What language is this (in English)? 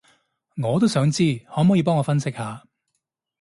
Cantonese